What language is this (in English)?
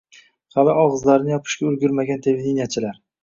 Uzbek